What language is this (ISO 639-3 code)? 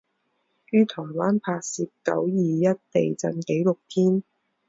zho